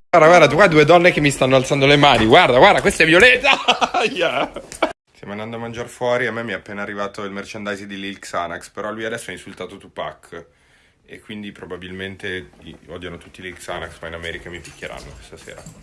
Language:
Italian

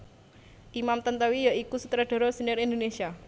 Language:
Javanese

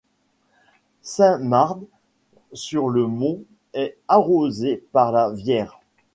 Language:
French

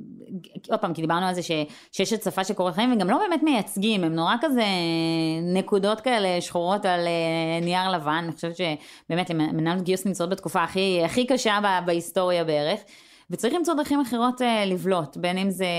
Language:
Hebrew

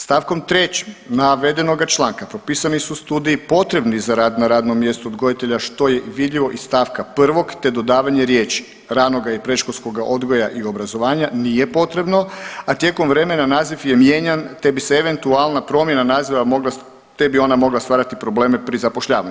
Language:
Croatian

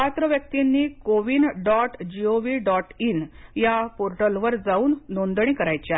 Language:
Marathi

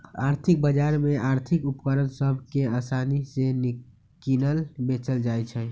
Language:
Magahi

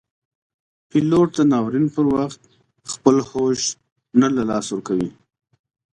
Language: Pashto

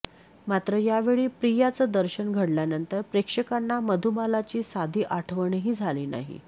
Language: Marathi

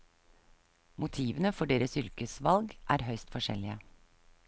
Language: Norwegian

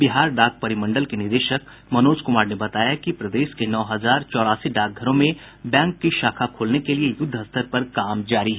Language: Hindi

